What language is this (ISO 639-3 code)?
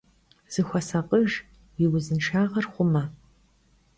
kbd